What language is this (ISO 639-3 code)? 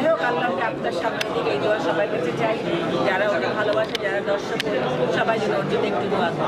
ron